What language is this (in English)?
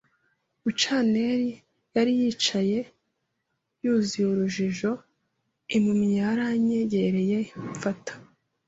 Kinyarwanda